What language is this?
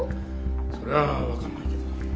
Japanese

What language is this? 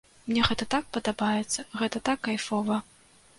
Belarusian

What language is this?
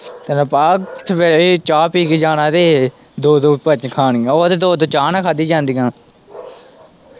Punjabi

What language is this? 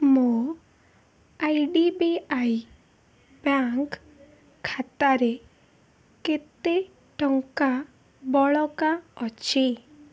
Odia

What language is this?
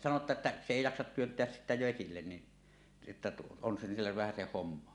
Finnish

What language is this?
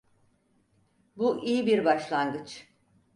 Turkish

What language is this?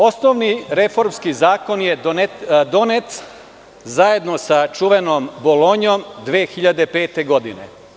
Serbian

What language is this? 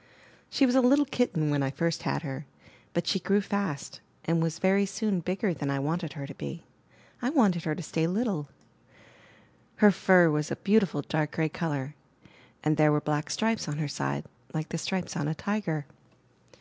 English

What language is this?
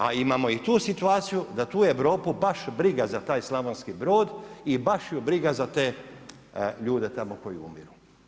Croatian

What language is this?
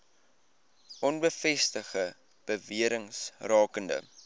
Afrikaans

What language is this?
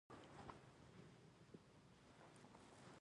Pashto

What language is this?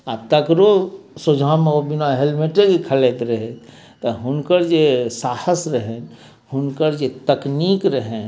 Maithili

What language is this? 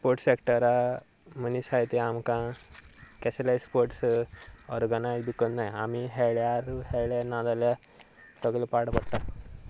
Konkani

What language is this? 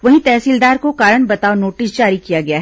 Hindi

